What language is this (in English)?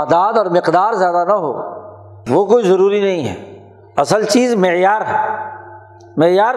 Urdu